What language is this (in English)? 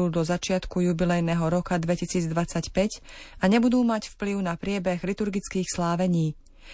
Slovak